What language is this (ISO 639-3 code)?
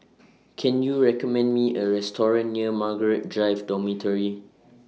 eng